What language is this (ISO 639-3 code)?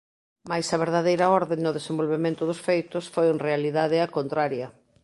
glg